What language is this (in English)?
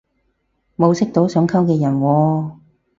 Cantonese